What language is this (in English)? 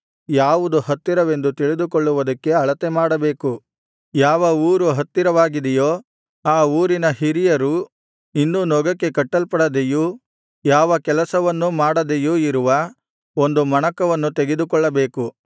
Kannada